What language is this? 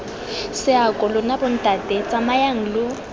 Tswana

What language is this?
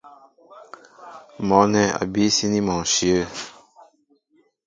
Mbo (Cameroon)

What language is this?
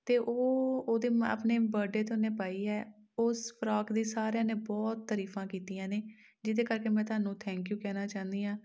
Punjabi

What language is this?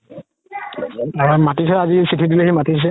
Assamese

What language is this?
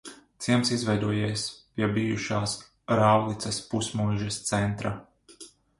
Latvian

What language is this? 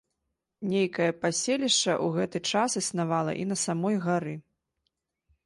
Belarusian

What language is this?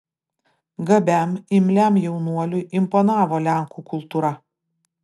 Lithuanian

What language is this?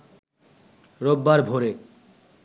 Bangla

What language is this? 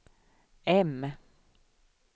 Swedish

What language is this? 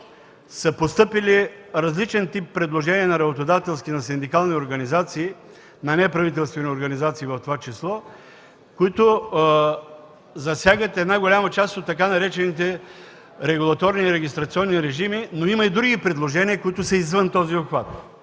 Bulgarian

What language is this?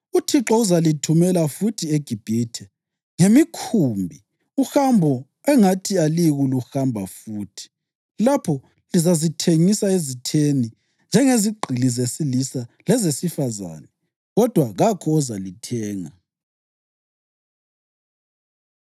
North Ndebele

